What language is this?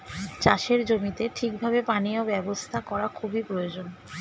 Bangla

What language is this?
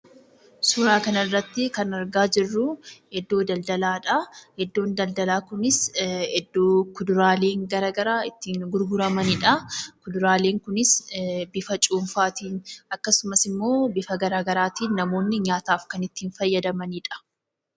Oromo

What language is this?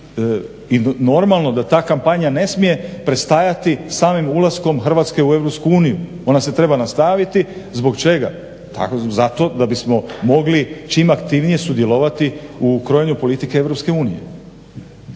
Croatian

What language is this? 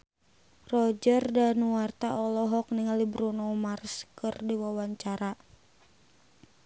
Sundanese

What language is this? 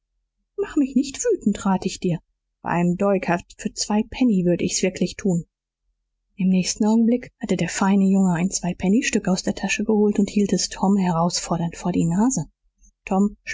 German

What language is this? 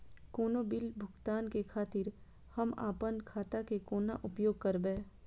Maithili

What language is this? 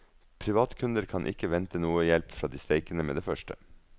Norwegian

